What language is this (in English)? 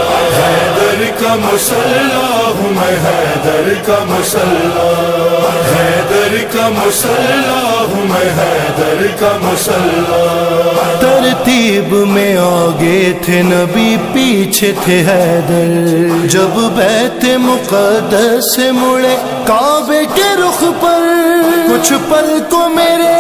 Romanian